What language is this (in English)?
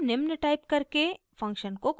Hindi